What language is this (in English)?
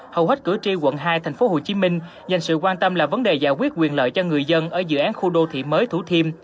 Vietnamese